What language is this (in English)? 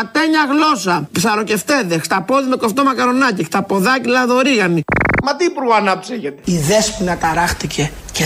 Greek